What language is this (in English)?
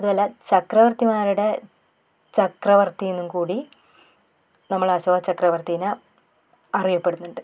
Malayalam